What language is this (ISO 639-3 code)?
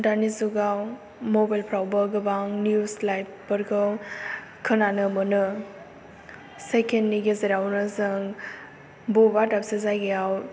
brx